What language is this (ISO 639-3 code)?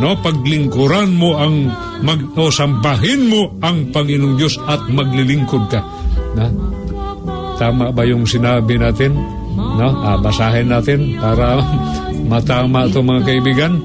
fil